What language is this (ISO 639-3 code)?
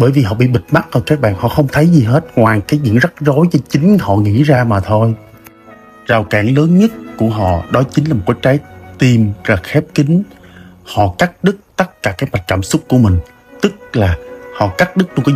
vie